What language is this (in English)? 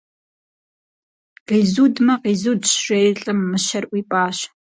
Kabardian